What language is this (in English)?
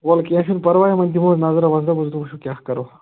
Kashmiri